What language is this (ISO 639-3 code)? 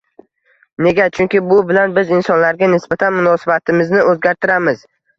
uzb